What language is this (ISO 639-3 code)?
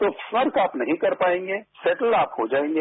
hin